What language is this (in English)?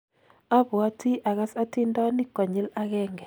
Kalenjin